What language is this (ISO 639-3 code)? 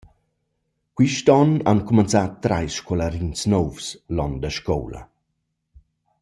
roh